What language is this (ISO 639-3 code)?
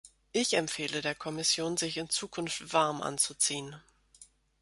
deu